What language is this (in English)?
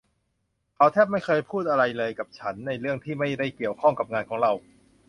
Thai